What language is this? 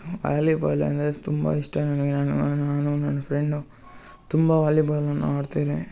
Kannada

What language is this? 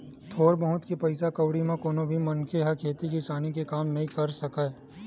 Chhattisgarhi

